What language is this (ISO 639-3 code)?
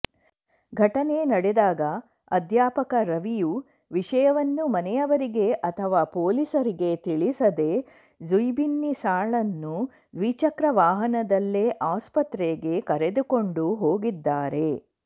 kan